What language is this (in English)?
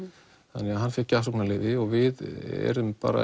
Icelandic